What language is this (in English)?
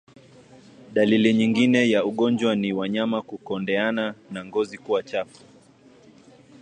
Swahili